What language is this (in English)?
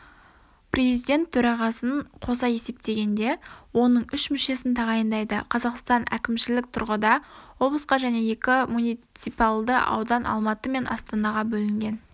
Kazakh